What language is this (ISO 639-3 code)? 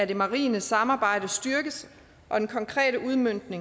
dan